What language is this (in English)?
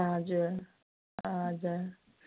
Nepali